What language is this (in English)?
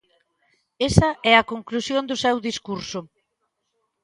Galician